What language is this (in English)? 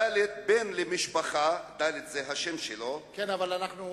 Hebrew